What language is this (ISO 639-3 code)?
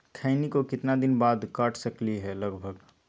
mag